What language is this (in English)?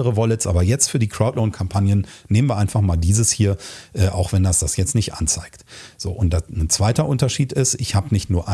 German